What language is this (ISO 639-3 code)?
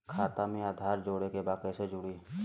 bho